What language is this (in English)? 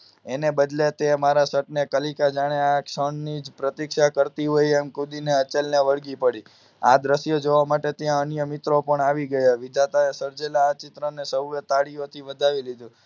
Gujarati